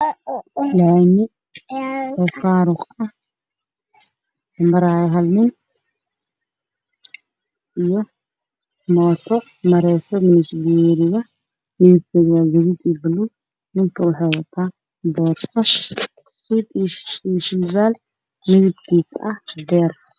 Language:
Somali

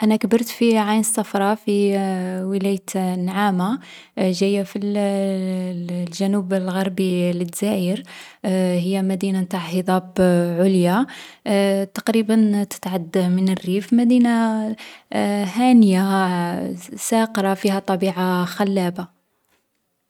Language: Algerian Arabic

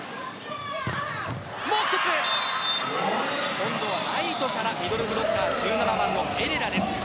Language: Japanese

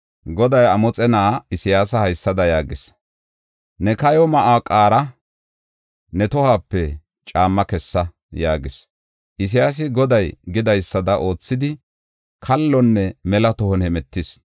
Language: Gofa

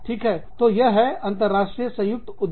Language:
Hindi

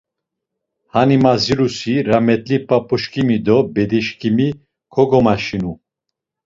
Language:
Laz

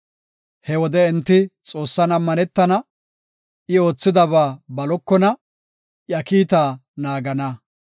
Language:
Gofa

